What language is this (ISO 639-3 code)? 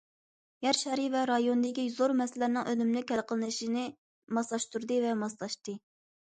uig